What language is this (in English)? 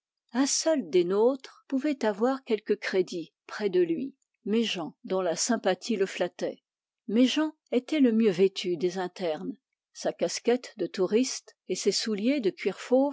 French